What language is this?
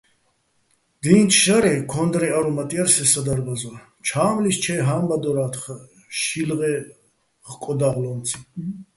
Bats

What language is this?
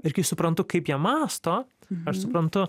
Lithuanian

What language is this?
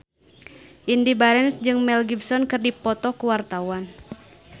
Sundanese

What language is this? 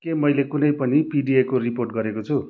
Nepali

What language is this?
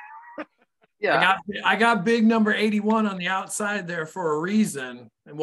English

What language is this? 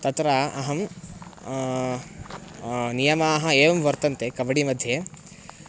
Sanskrit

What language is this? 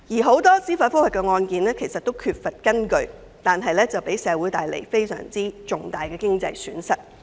Cantonese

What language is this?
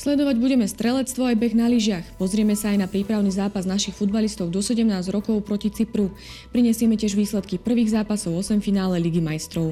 Slovak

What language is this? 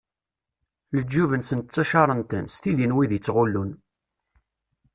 Kabyle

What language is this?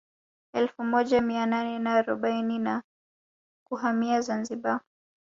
Swahili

